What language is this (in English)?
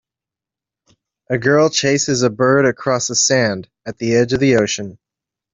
English